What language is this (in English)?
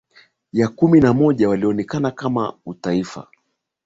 Swahili